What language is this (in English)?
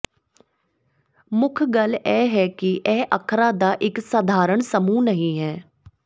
Punjabi